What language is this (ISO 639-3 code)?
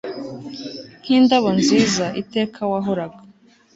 kin